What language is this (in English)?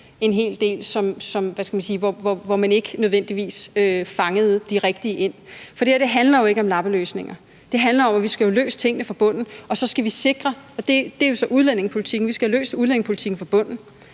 Danish